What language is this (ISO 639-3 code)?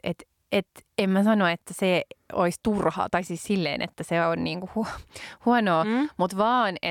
fin